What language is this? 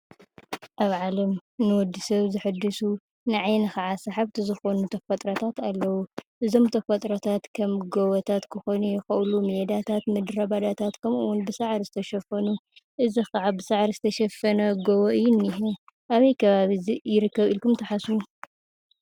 Tigrinya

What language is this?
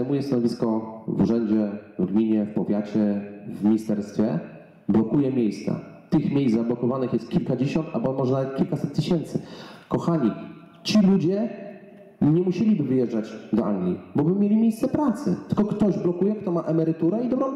Polish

